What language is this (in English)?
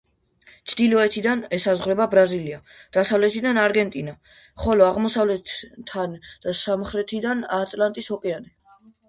Georgian